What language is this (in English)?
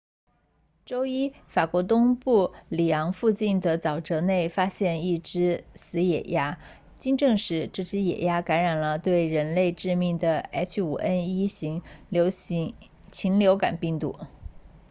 Chinese